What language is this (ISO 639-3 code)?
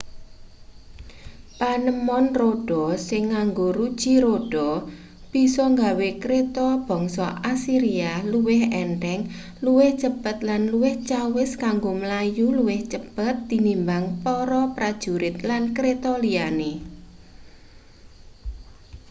jav